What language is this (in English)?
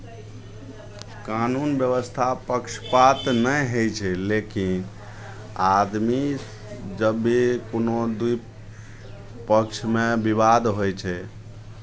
Maithili